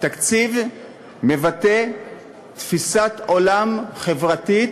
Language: Hebrew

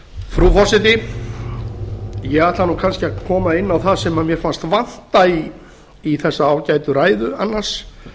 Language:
Icelandic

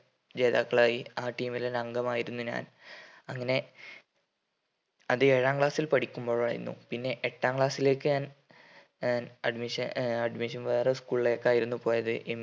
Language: Malayalam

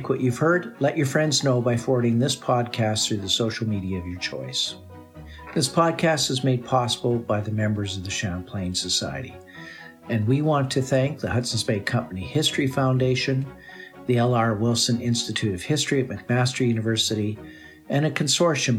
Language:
English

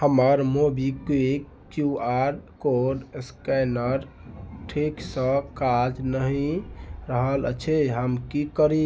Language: Maithili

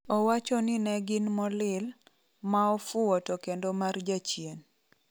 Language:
Luo (Kenya and Tanzania)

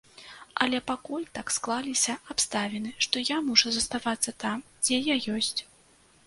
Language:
Belarusian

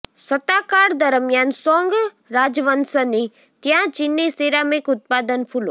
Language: Gujarati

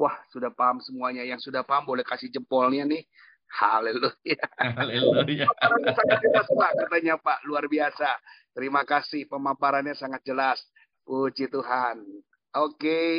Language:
Indonesian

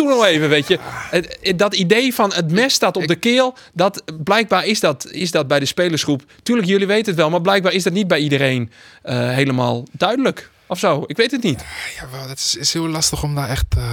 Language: Dutch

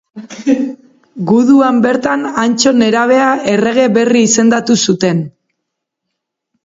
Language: Basque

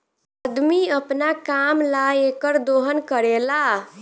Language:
Bhojpuri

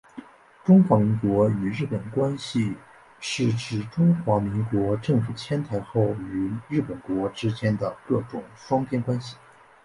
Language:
Chinese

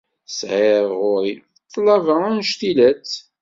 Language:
Kabyle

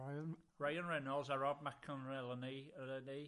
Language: Welsh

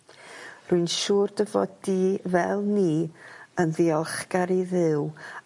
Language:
Welsh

